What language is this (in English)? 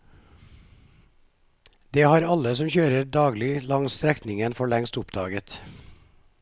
Norwegian